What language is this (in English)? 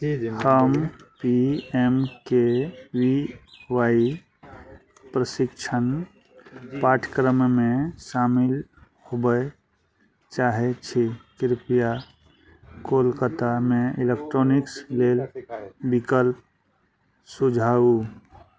Maithili